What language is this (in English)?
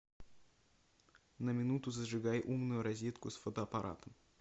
Russian